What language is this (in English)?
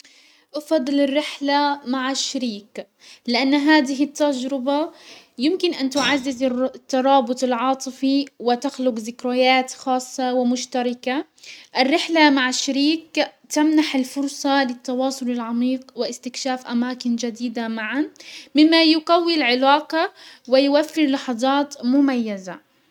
Hijazi Arabic